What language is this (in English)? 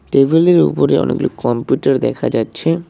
Bangla